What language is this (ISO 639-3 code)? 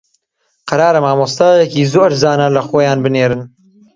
ckb